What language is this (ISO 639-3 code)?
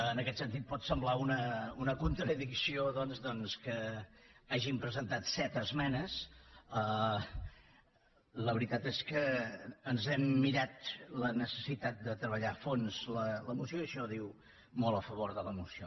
cat